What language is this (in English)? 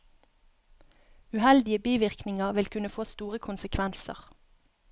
Norwegian